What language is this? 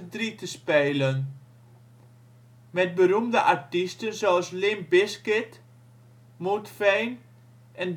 Dutch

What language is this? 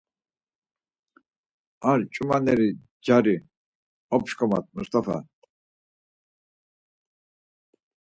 Laz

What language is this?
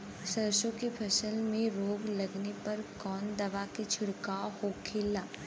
Bhojpuri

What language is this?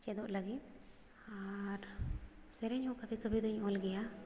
Santali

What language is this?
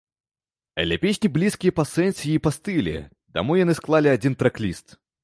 Belarusian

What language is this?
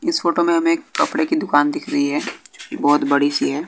Hindi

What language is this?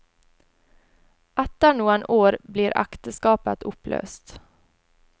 Norwegian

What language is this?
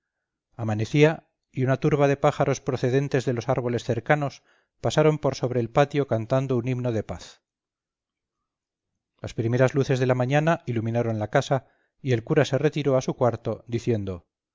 Spanish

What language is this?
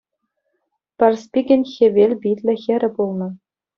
Chuvash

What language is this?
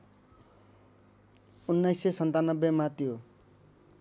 Nepali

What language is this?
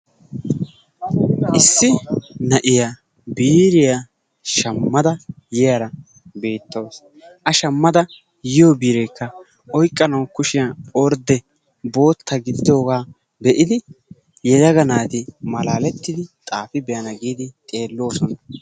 Wolaytta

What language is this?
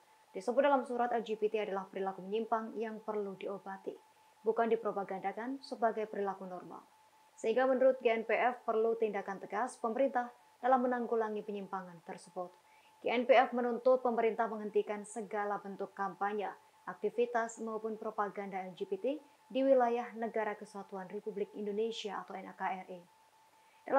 Indonesian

